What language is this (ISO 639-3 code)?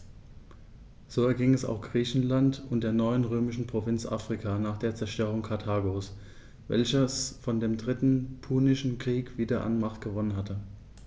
deu